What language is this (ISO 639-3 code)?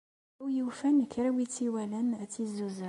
kab